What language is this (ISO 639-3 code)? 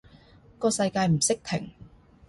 yue